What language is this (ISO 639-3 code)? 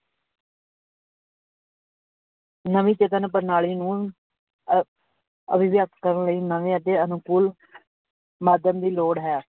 pan